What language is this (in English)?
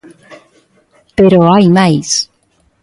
Galician